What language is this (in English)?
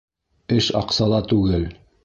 Bashkir